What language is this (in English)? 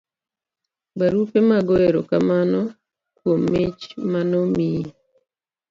Luo (Kenya and Tanzania)